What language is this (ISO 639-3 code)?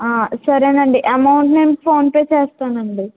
tel